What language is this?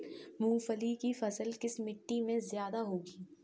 Hindi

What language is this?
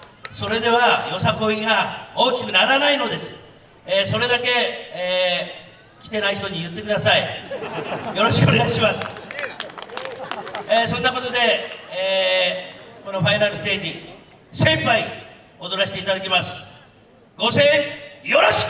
Japanese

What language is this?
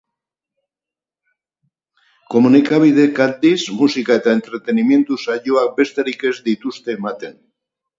Basque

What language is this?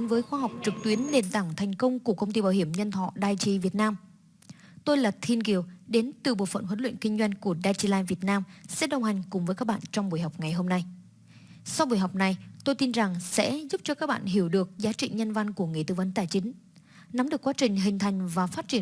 Vietnamese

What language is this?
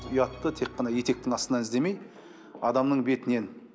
Kazakh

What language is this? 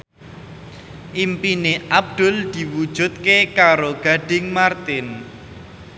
Javanese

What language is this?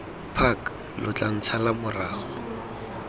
Tswana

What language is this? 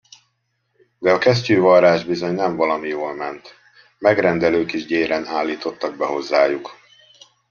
Hungarian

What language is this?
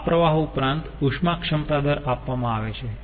Gujarati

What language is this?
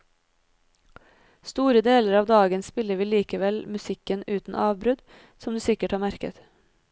Norwegian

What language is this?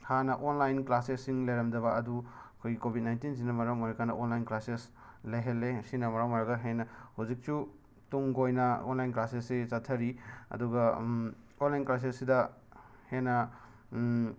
Manipuri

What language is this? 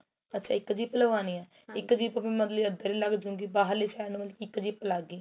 Punjabi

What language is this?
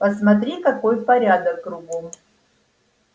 Russian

